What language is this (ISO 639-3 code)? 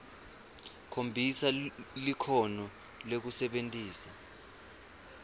ssw